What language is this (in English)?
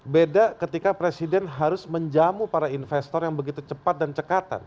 Indonesian